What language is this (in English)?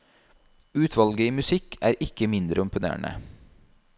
Norwegian